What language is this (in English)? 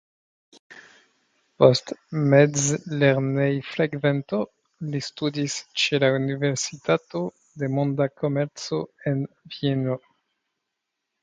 Esperanto